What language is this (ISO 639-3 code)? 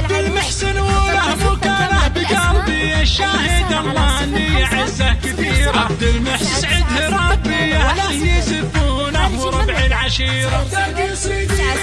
ara